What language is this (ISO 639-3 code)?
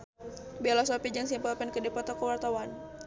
sun